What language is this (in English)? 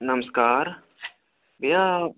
Dogri